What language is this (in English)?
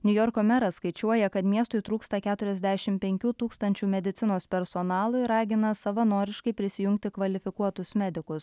Lithuanian